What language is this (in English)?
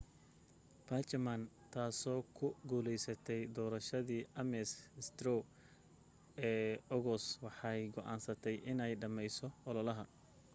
Somali